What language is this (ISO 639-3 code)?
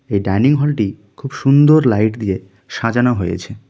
ben